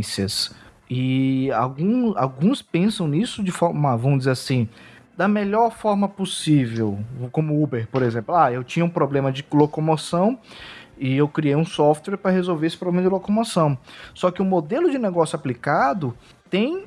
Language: Portuguese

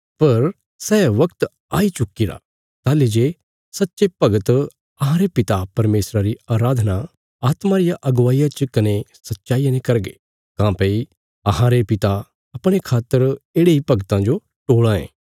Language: Bilaspuri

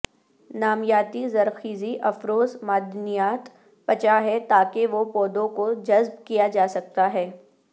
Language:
Urdu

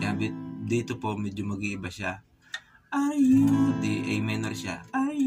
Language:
Filipino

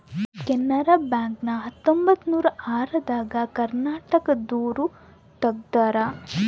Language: Kannada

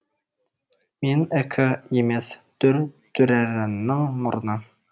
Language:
Kazakh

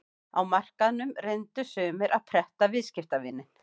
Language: Icelandic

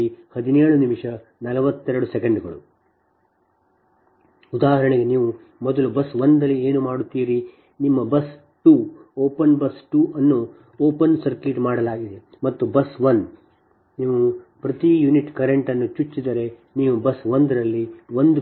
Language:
Kannada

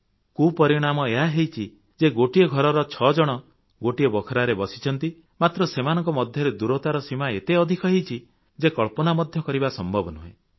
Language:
Odia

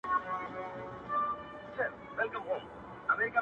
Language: Pashto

